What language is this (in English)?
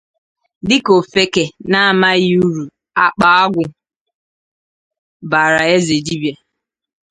Igbo